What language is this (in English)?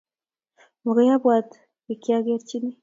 Kalenjin